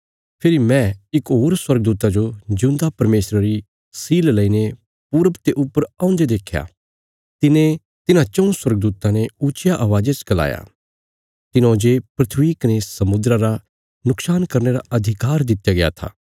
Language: Bilaspuri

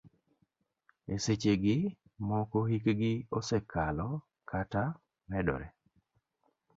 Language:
Luo (Kenya and Tanzania)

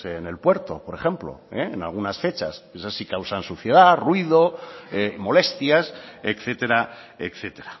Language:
Spanish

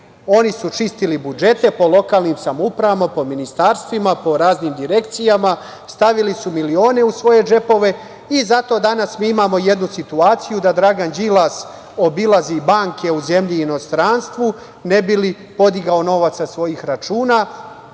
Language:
Serbian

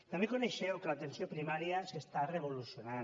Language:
Catalan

